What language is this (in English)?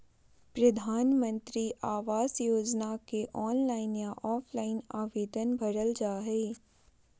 Magahi